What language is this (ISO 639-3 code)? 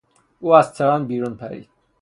fas